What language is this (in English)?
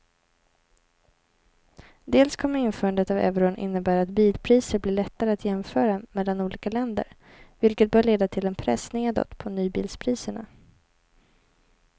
Swedish